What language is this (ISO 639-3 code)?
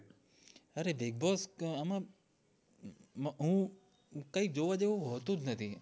guj